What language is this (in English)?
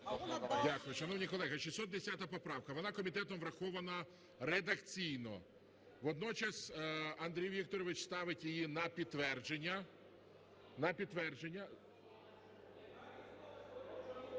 Ukrainian